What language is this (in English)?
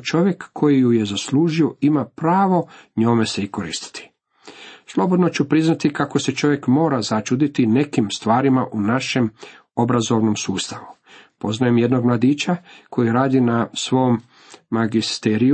Croatian